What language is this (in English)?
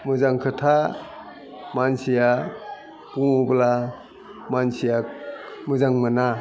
Bodo